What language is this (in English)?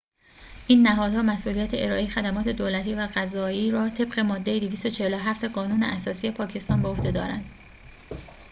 Persian